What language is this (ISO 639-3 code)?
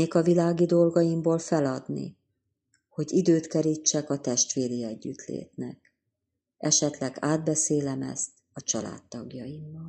hun